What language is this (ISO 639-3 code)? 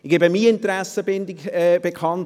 gsw